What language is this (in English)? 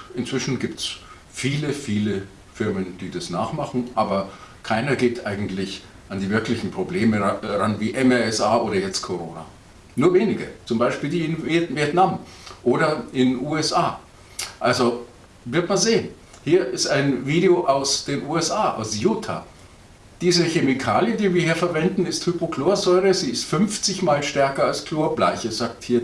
German